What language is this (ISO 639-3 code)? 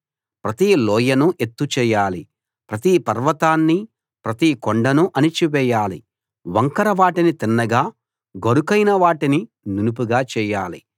tel